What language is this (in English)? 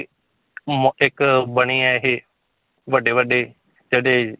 Punjabi